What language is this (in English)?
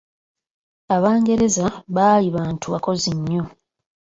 Ganda